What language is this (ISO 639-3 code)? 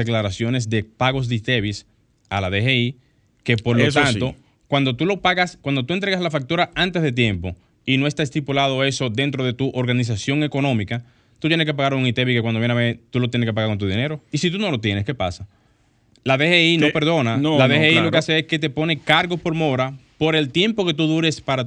spa